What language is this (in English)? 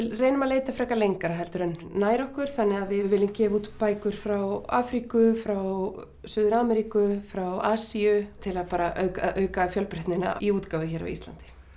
Icelandic